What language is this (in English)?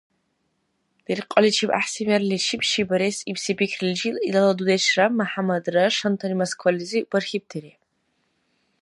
Dargwa